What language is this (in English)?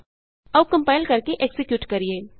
Punjabi